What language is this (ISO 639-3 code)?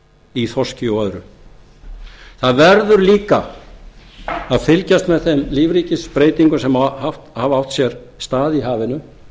isl